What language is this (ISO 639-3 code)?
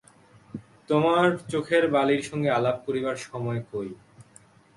ben